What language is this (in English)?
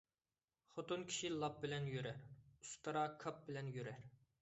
Uyghur